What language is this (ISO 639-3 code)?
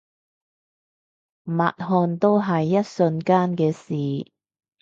yue